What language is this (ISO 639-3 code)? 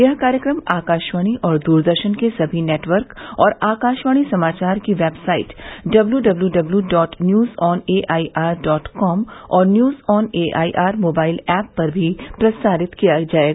hin